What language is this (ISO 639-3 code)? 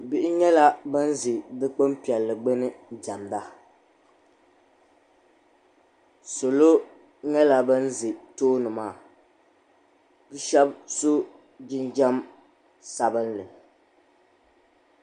dag